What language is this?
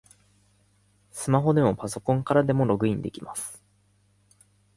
Japanese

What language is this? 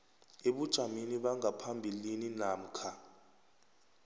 South Ndebele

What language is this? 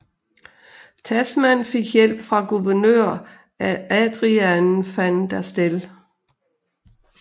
Danish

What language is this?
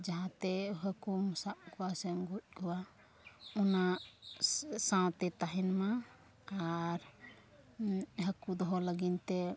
Santali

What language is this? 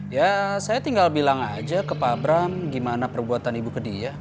Indonesian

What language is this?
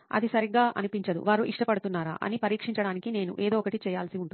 Telugu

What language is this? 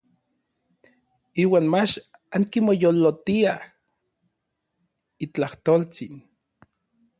Orizaba Nahuatl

